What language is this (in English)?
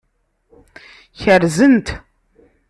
Kabyle